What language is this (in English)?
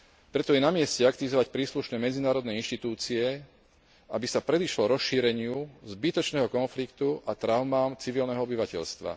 Slovak